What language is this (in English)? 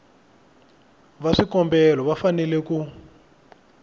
Tsonga